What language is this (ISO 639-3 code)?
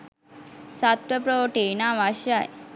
sin